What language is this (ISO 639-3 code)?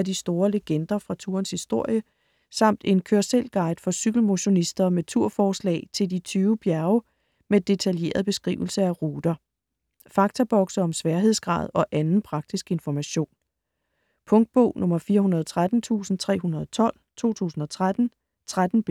dan